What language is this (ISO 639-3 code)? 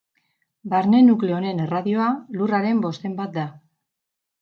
eus